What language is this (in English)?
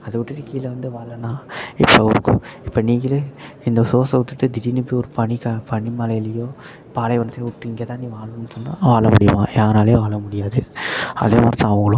Tamil